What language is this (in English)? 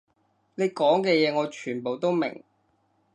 Cantonese